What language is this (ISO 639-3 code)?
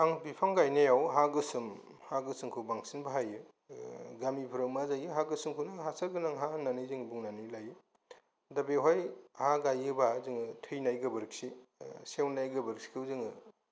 brx